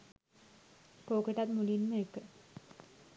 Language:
Sinhala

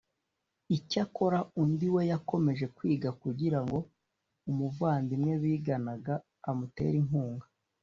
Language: Kinyarwanda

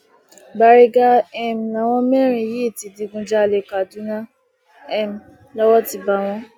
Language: Yoruba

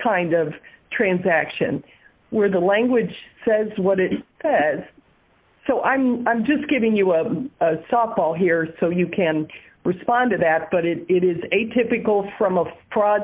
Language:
English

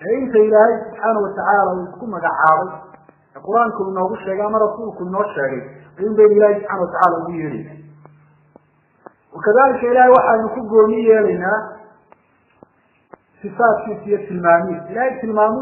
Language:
Arabic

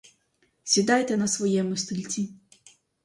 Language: Ukrainian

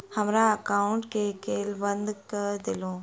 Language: Maithili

